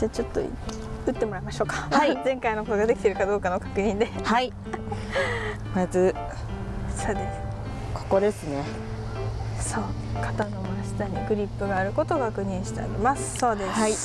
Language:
Japanese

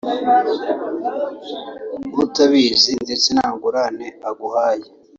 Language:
Kinyarwanda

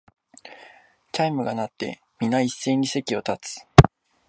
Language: Japanese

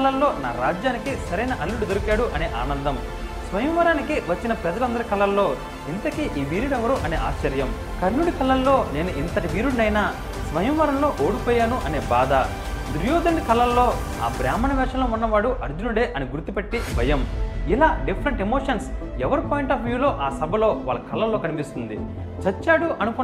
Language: Telugu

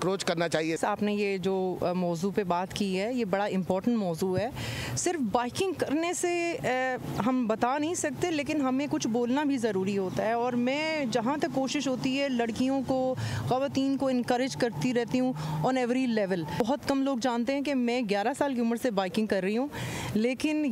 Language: Hindi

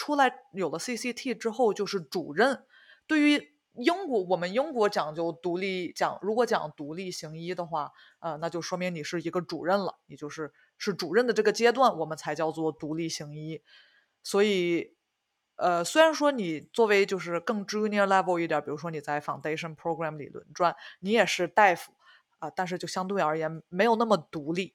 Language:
Chinese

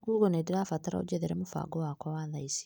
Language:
Kikuyu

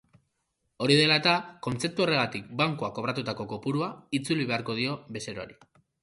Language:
Basque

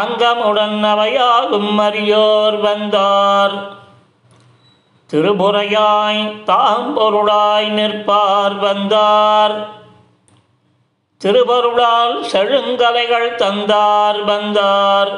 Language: Tamil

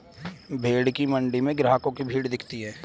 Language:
Hindi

